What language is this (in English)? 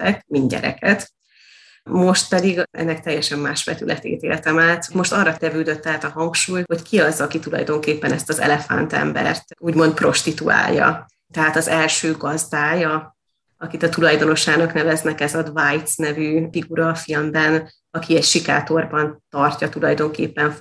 Hungarian